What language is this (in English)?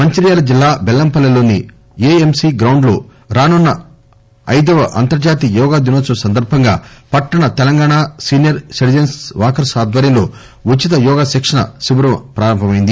Telugu